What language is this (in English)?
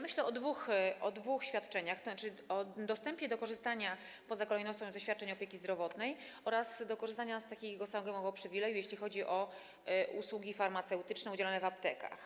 Polish